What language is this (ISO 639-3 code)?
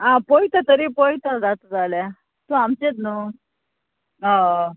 kok